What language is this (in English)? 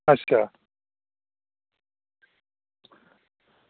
Dogri